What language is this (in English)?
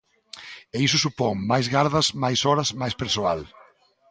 Galician